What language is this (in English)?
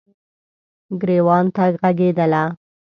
Pashto